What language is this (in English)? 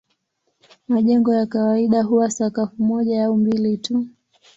Swahili